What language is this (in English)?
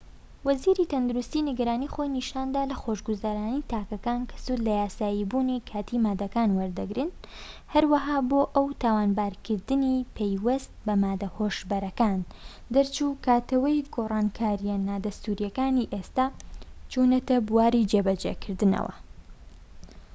Central Kurdish